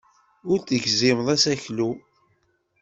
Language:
Kabyle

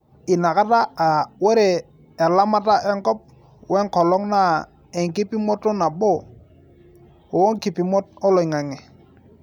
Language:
Masai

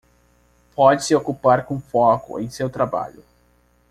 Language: Portuguese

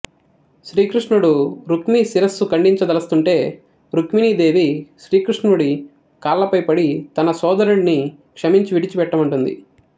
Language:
Telugu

